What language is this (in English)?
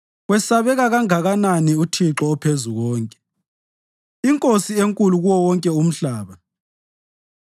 North Ndebele